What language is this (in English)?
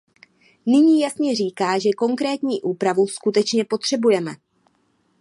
Czech